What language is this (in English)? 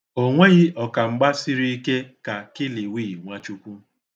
Igbo